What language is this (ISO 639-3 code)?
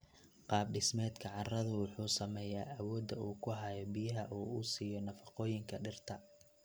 som